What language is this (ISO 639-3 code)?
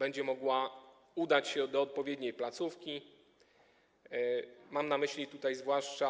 pol